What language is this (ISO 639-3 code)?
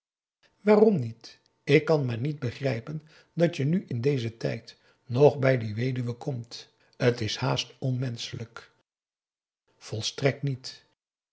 nld